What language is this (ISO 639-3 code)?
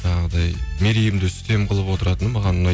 kaz